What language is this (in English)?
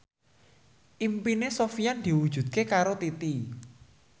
Javanese